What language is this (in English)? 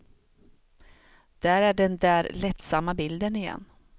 Swedish